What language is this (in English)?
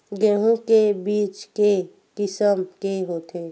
Chhattisgarhi